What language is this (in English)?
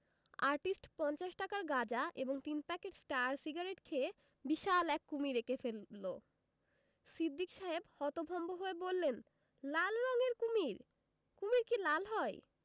Bangla